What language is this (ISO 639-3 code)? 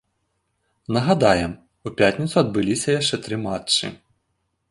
bel